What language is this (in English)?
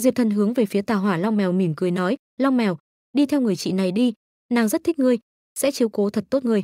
Vietnamese